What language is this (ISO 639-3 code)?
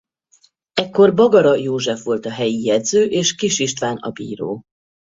hun